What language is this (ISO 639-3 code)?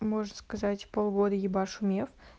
rus